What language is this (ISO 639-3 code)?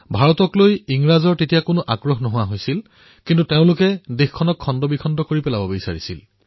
asm